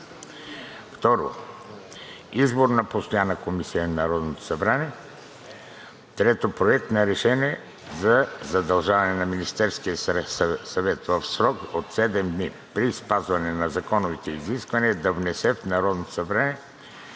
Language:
Bulgarian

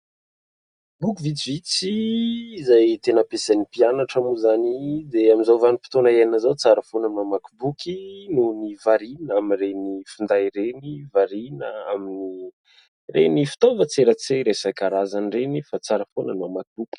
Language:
Malagasy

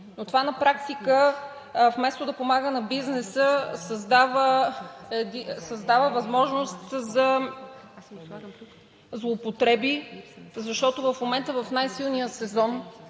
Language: Bulgarian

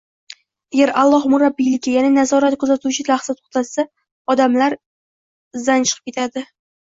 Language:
Uzbek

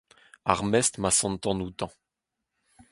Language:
Breton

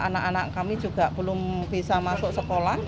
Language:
Indonesian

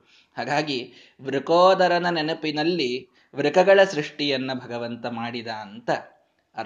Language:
Kannada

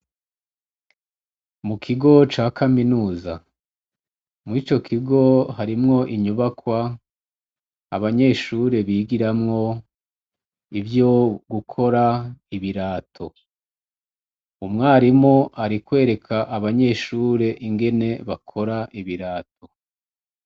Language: Rundi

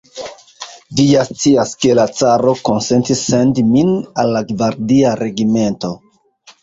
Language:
Esperanto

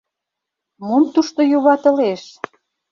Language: Mari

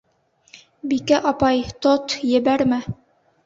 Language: Bashkir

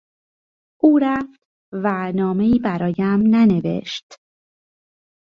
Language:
Persian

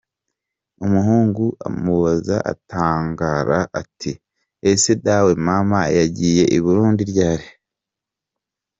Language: Kinyarwanda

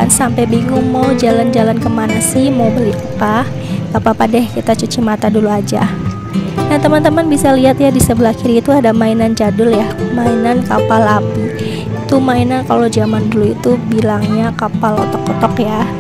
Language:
Indonesian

